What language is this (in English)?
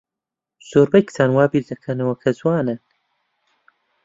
Central Kurdish